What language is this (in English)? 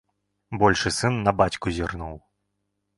Belarusian